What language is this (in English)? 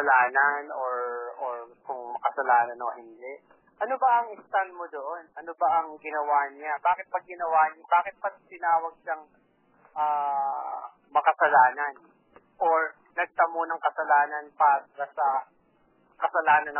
Filipino